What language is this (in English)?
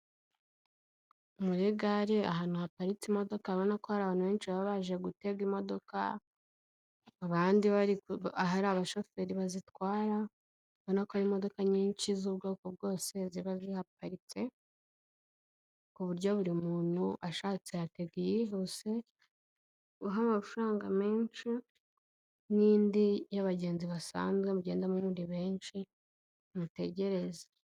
Kinyarwanda